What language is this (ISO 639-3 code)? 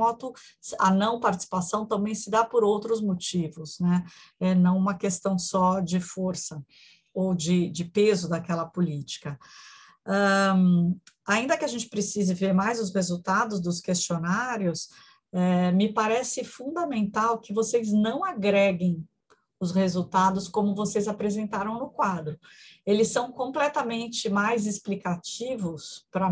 por